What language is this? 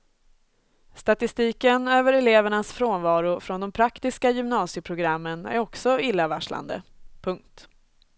Swedish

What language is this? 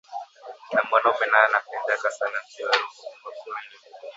Swahili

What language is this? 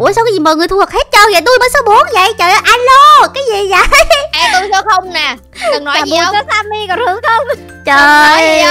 Vietnamese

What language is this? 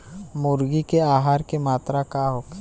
Bhojpuri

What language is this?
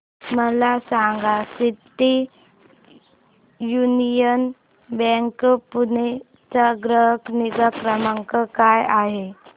Marathi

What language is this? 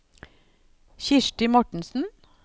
Norwegian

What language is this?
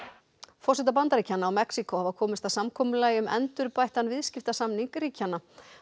Icelandic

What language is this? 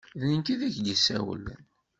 Kabyle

